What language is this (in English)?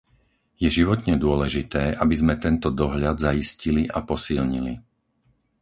Slovak